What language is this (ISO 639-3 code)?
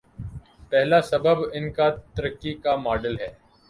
urd